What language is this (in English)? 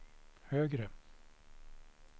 Swedish